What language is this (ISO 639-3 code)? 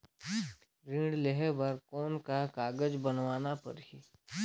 hne